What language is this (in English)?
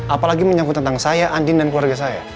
Indonesian